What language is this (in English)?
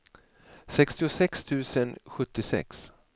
Swedish